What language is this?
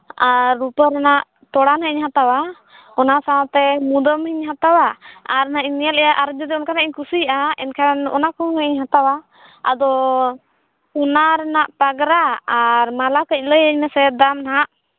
Santali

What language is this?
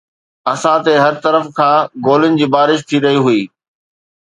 Sindhi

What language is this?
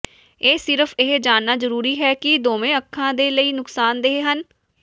Punjabi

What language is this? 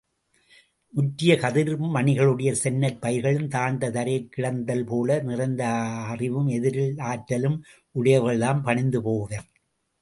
Tamil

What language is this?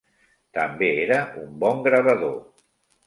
Catalan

